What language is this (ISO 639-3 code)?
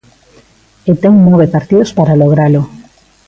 glg